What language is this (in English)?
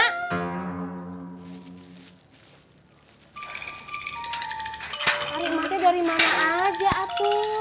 Indonesian